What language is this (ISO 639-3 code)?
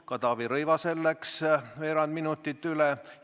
est